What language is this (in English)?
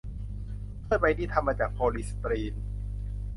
Thai